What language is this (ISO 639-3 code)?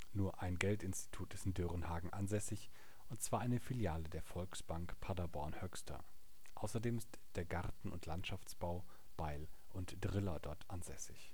deu